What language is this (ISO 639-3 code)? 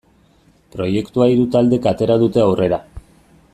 eus